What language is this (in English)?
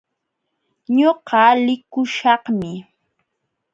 Jauja Wanca Quechua